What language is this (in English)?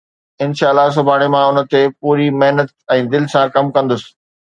Sindhi